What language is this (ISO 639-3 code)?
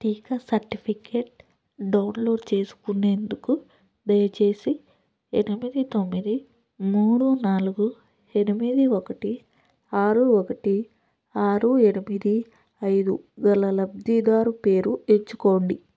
tel